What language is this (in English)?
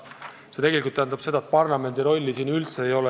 Estonian